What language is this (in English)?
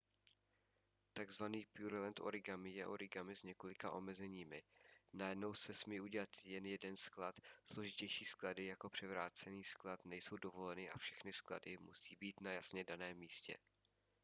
Czech